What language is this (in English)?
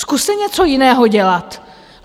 Czech